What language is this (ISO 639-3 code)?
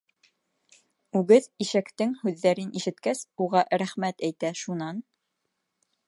bak